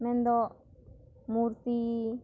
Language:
Santali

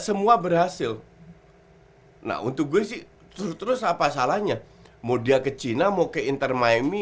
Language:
Indonesian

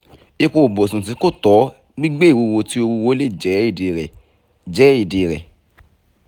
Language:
Yoruba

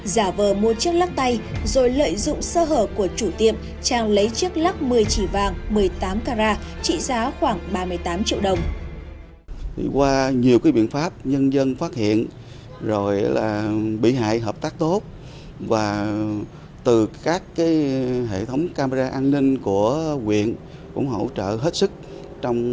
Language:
Vietnamese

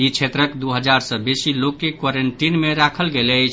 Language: Maithili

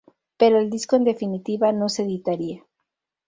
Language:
Spanish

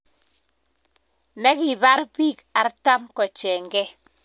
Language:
Kalenjin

